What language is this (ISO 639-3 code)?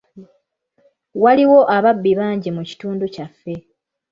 lug